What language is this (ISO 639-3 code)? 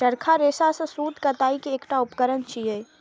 mai